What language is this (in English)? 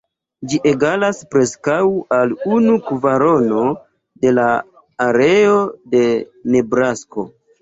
Esperanto